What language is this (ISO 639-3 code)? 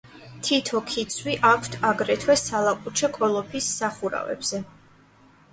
kat